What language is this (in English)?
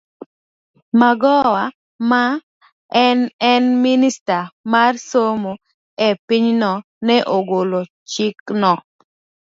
Luo (Kenya and Tanzania)